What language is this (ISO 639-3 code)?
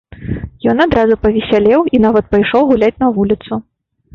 bel